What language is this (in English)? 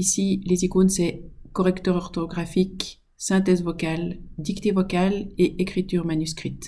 French